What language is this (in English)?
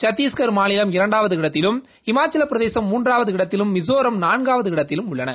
Tamil